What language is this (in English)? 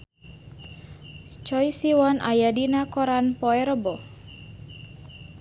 Sundanese